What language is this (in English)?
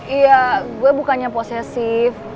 Indonesian